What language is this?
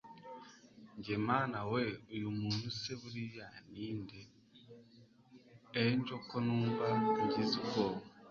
Kinyarwanda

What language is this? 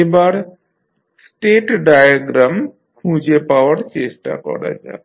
Bangla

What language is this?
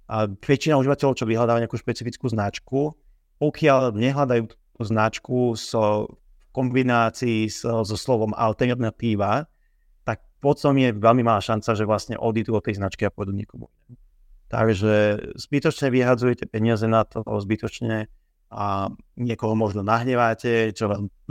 Slovak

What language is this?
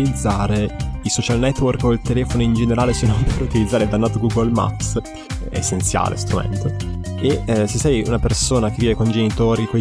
Italian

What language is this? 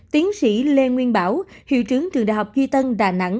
Vietnamese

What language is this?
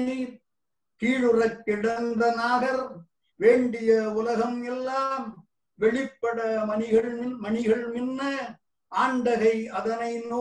Tamil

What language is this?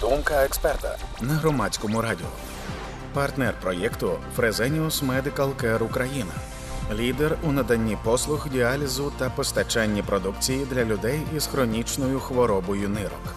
Ukrainian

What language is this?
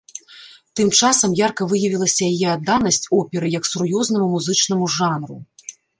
Belarusian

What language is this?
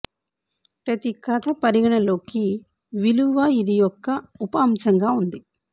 Telugu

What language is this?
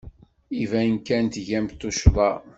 Kabyle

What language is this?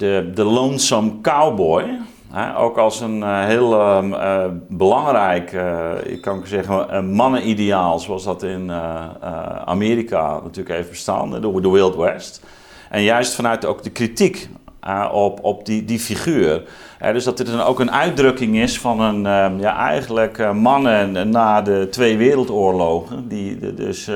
Dutch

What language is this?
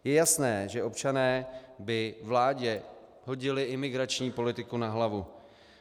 Czech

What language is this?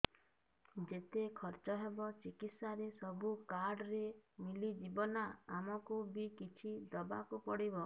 Odia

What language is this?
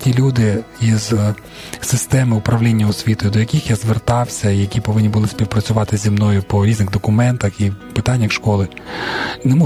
Ukrainian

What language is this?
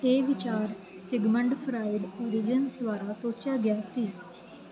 Punjabi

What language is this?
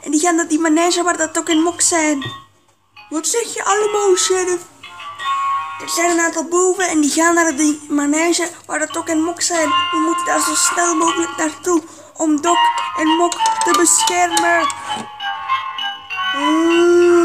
Dutch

